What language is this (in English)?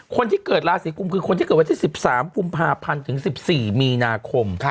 Thai